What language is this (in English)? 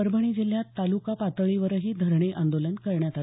Marathi